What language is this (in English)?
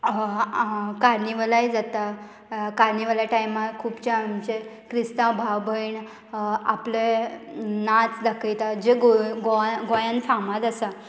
Konkani